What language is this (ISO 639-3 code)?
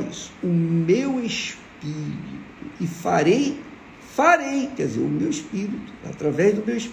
por